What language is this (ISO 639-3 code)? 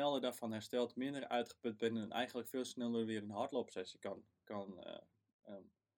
nld